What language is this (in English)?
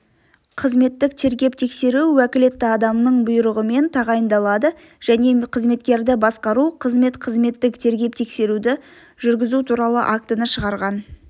Kazakh